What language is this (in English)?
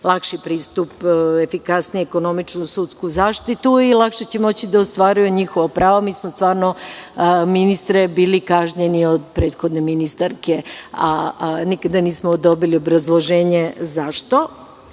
Serbian